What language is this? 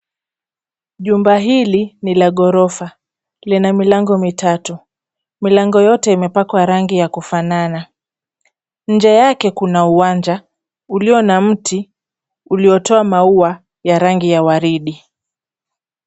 Swahili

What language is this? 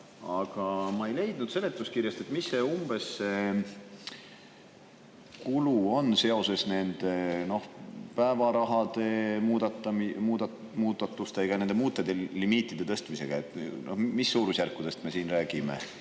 Estonian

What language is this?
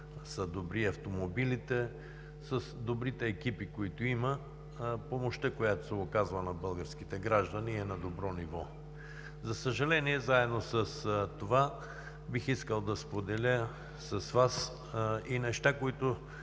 Bulgarian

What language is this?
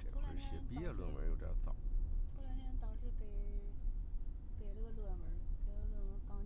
Chinese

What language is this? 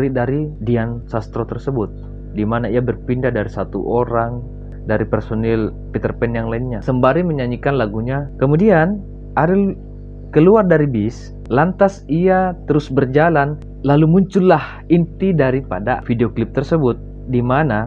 Indonesian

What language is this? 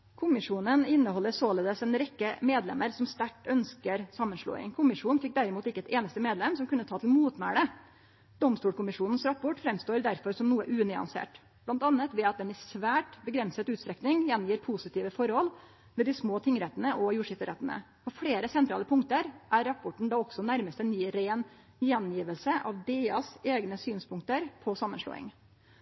Norwegian Nynorsk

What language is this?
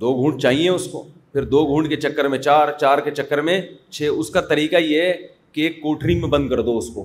Urdu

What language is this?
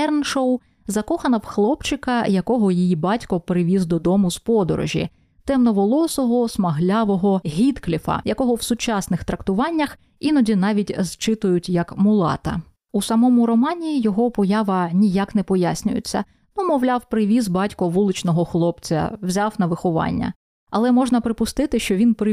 Ukrainian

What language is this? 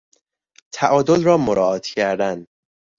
Persian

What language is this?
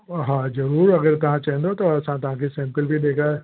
Sindhi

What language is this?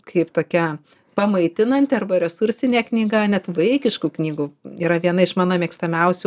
Lithuanian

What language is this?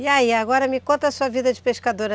Portuguese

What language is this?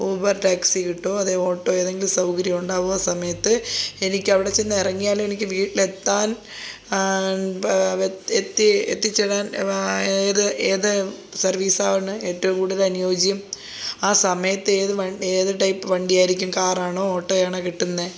Malayalam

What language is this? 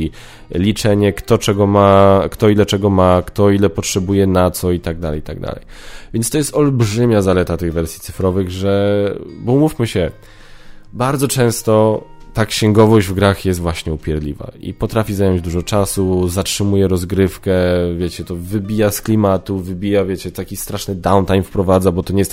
Polish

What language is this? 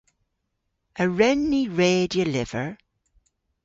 Cornish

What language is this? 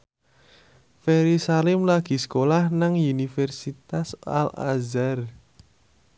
Javanese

